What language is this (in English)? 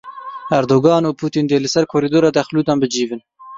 Kurdish